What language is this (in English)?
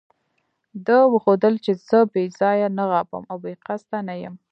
Pashto